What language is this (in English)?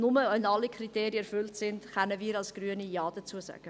Swiss German